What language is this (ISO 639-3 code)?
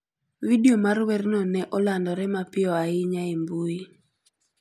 luo